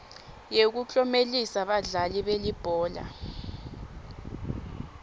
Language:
Swati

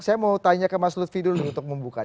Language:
Indonesian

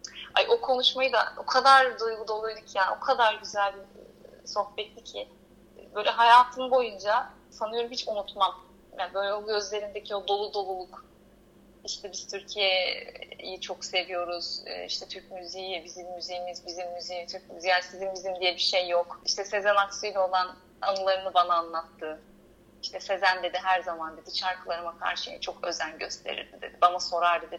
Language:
Turkish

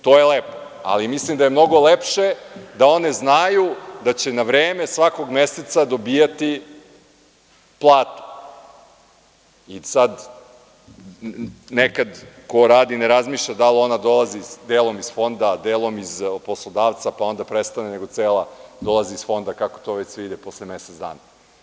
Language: Serbian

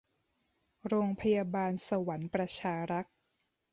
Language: Thai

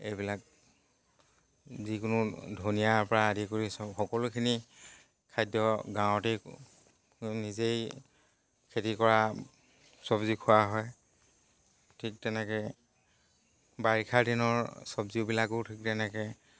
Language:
Assamese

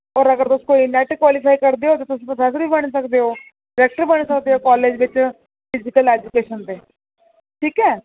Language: Dogri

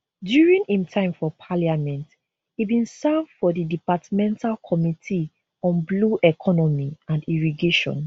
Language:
Nigerian Pidgin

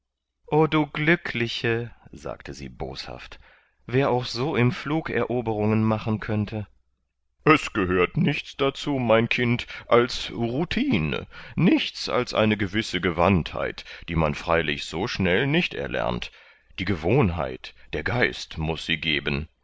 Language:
German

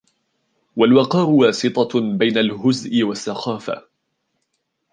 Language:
Arabic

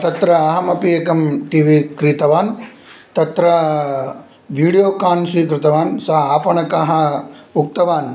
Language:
Sanskrit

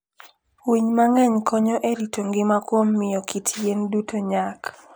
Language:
Luo (Kenya and Tanzania)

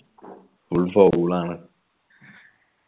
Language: Malayalam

